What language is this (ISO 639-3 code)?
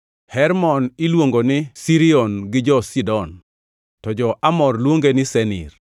luo